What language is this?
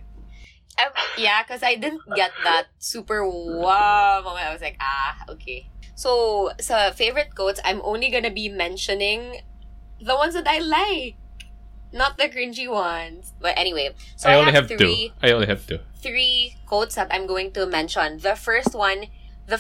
English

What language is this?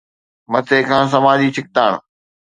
Sindhi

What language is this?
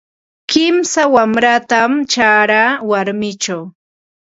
Ambo-Pasco Quechua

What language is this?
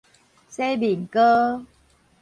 Min Nan Chinese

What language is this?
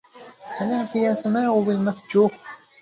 Arabic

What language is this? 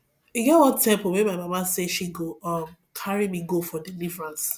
Nigerian Pidgin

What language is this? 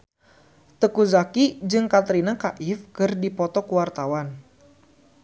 Sundanese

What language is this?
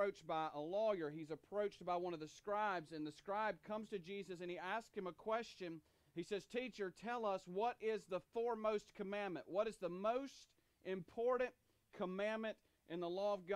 English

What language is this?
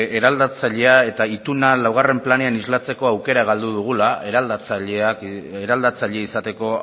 Basque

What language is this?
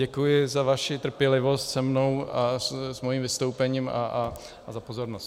Czech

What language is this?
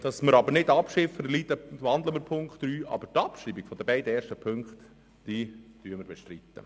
Swiss German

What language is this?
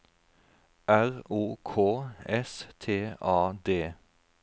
Norwegian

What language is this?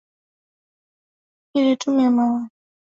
Swahili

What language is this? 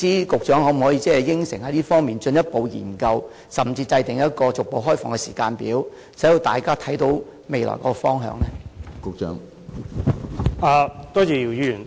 Cantonese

